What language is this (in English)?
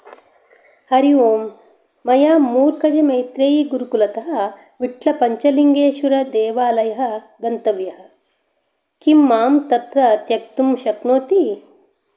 Sanskrit